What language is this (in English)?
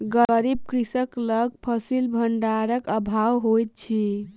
Maithili